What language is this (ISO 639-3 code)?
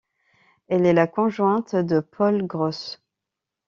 fra